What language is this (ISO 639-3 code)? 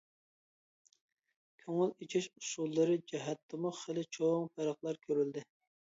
uig